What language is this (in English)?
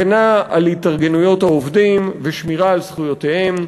Hebrew